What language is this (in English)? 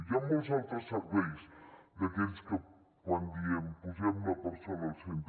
Catalan